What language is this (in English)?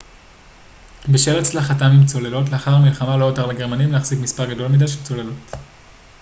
Hebrew